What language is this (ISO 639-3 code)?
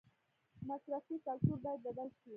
pus